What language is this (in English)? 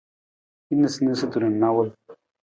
Nawdm